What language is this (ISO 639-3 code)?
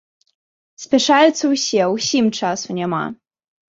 bel